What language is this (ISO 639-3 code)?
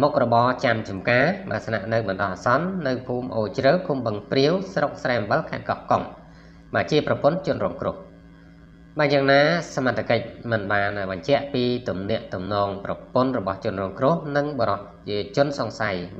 vie